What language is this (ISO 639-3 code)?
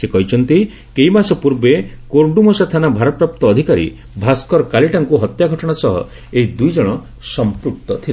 ori